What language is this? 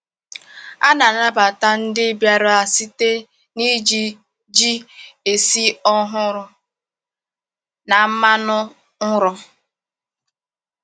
Igbo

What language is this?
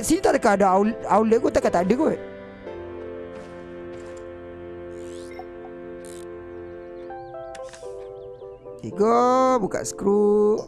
Malay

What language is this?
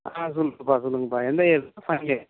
Tamil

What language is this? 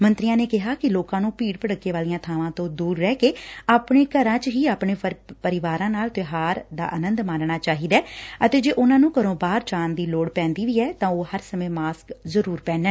Punjabi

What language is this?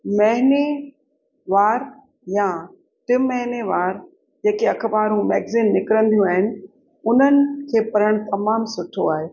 Sindhi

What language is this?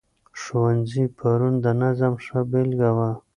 Pashto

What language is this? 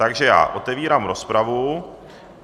Czech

